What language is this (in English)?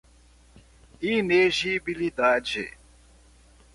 Portuguese